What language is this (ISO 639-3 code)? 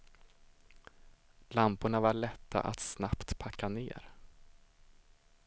swe